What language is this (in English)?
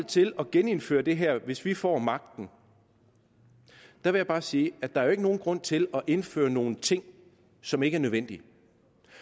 Danish